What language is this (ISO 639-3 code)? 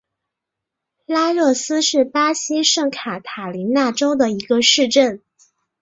zho